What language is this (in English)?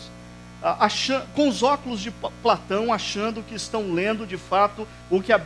Portuguese